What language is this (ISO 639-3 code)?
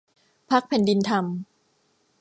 tha